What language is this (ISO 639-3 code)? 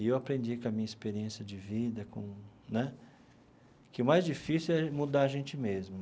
por